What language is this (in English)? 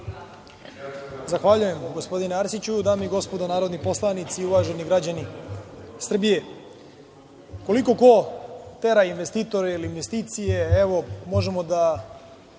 Serbian